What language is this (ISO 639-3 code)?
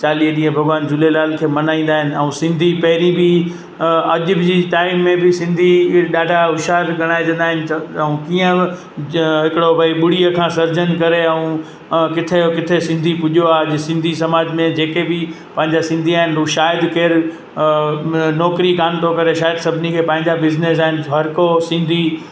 snd